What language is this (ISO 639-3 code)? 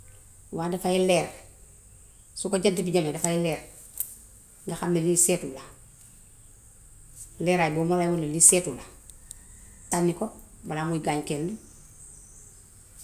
wof